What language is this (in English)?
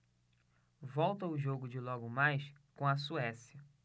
Portuguese